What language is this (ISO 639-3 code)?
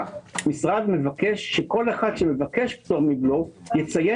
heb